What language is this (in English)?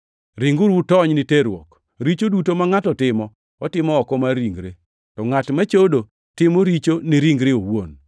Luo (Kenya and Tanzania)